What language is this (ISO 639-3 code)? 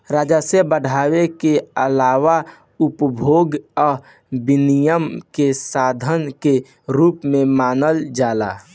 bho